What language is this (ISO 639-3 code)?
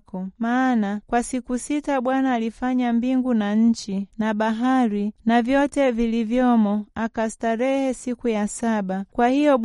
swa